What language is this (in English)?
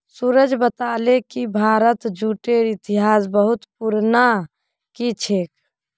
Magahi